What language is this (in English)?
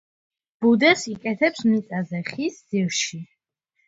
Georgian